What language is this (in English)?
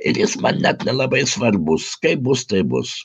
Lithuanian